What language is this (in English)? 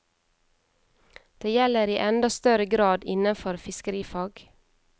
Norwegian